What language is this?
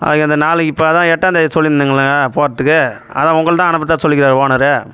Tamil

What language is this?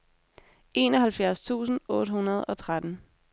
Danish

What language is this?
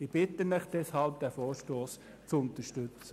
Swiss German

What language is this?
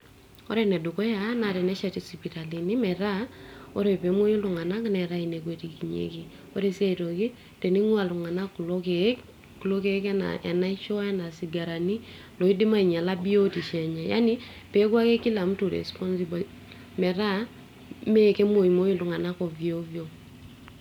Masai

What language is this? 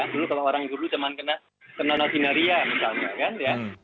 Indonesian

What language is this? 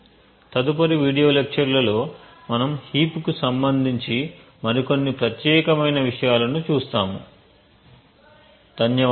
Telugu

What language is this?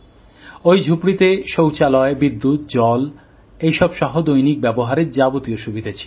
Bangla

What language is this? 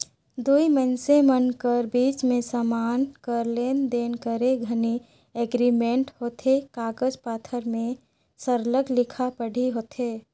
Chhattisgarhi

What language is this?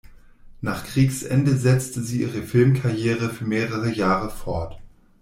German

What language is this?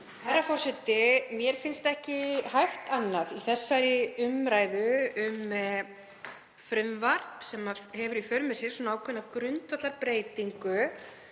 Icelandic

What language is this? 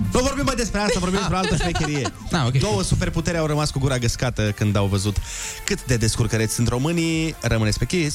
Romanian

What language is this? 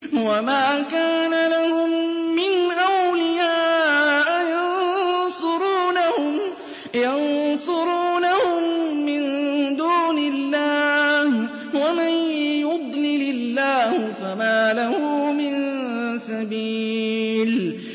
Arabic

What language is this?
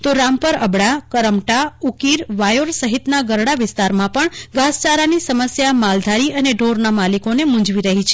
Gujarati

